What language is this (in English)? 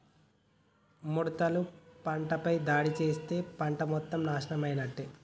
Telugu